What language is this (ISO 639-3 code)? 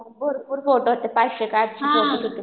mar